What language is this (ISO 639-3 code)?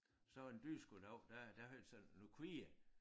dan